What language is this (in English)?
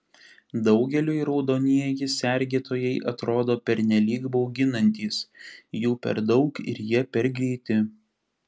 Lithuanian